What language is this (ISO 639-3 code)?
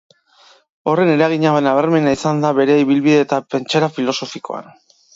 eus